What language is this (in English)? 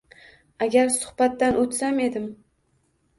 Uzbek